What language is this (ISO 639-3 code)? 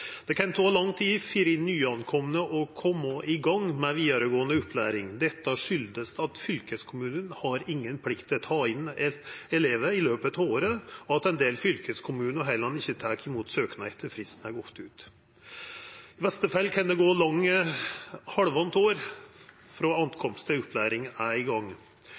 nno